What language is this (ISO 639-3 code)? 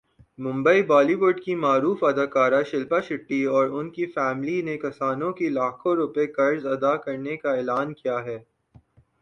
urd